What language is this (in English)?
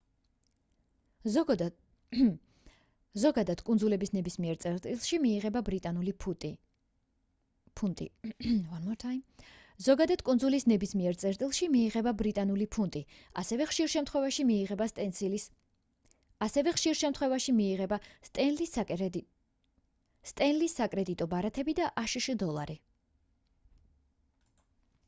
Georgian